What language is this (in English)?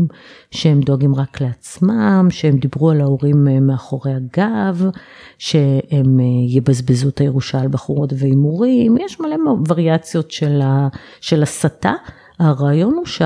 Hebrew